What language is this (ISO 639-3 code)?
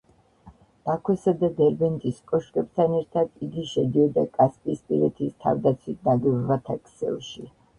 kat